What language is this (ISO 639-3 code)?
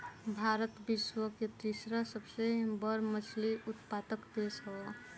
bho